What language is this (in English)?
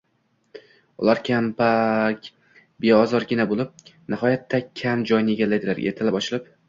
Uzbek